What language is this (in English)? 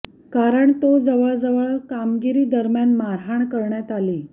Marathi